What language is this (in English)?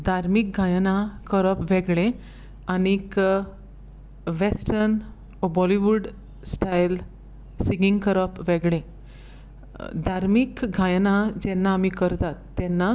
Konkani